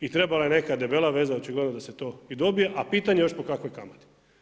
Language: Croatian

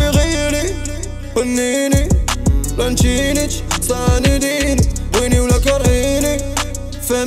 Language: French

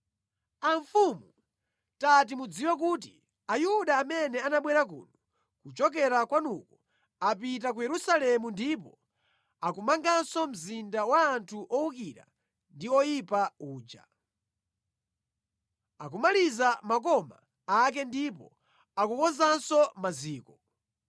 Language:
Nyanja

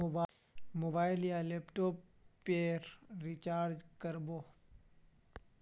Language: Magahi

